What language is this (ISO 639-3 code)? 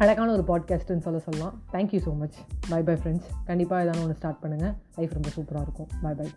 tam